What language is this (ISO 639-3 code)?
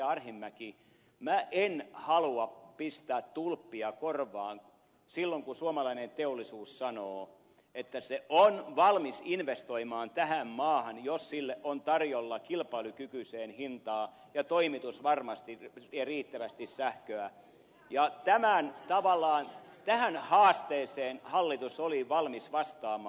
fin